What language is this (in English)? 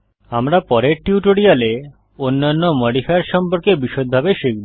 Bangla